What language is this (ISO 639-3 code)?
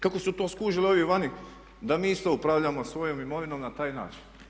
hrv